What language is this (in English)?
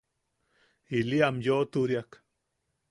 Yaqui